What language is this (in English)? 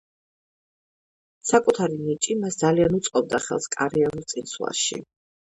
Georgian